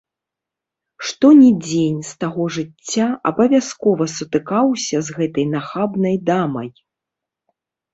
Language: Belarusian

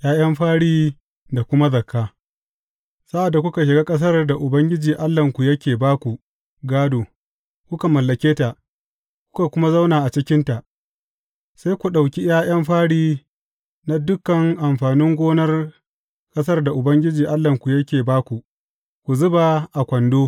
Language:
Hausa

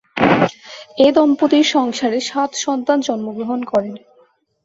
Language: Bangla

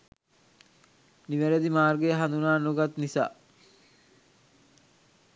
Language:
Sinhala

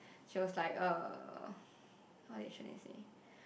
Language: English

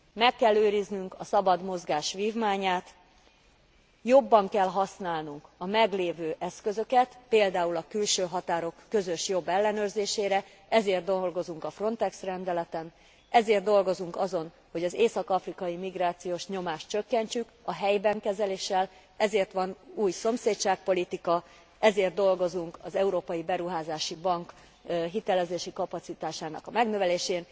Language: Hungarian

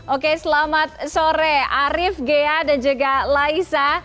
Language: Indonesian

